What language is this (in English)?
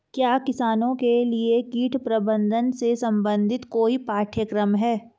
Hindi